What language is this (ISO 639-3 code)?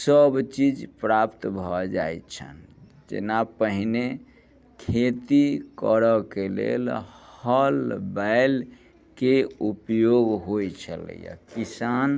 mai